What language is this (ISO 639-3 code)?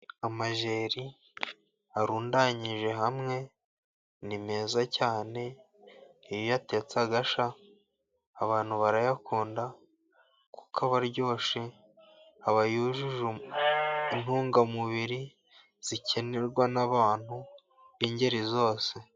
kin